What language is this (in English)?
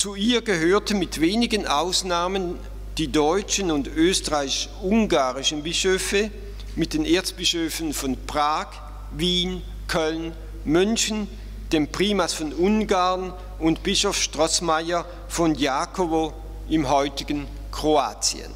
German